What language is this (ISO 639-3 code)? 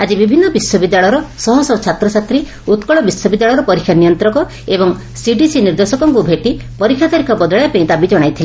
ori